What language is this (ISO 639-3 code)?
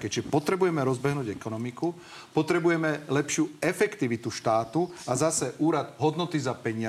slk